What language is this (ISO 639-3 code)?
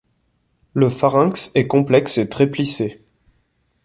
fra